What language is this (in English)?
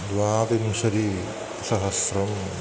Sanskrit